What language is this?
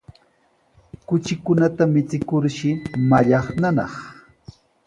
Sihuas Ancash Quechua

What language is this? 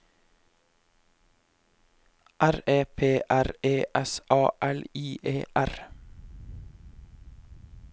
Norwegian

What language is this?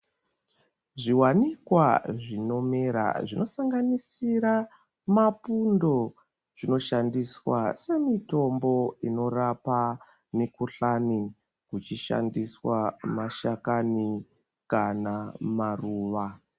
Ndau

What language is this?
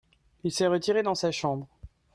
French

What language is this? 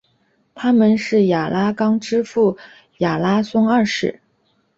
Chinese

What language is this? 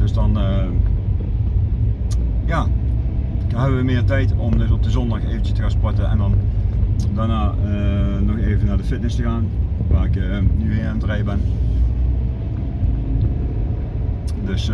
Dutch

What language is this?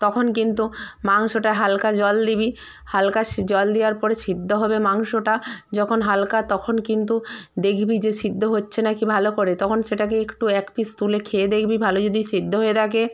Bangla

